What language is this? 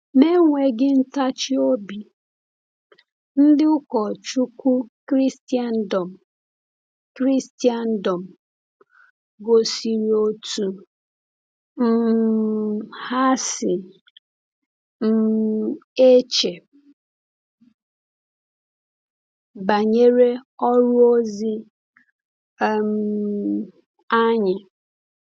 Igbo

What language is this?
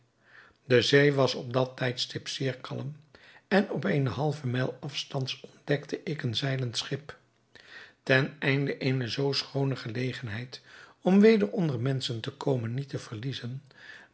Dutch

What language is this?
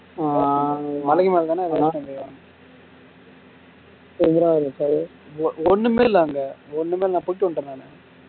Tamil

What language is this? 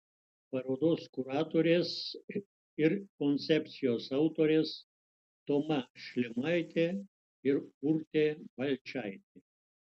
Lithuanian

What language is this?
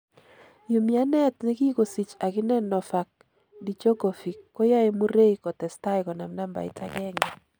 Kalenjin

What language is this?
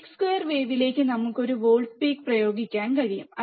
Malayalam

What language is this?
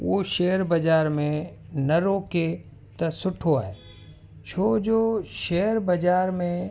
Sindhi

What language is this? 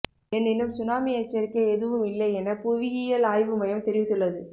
Tamil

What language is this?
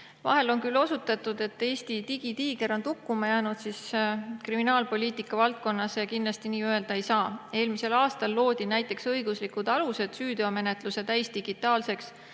Estonian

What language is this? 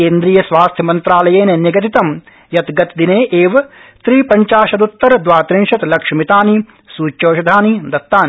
Sanskrit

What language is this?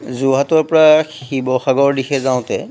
Assamese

